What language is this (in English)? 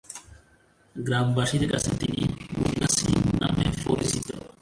Bangla